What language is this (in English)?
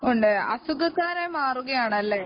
Malayalam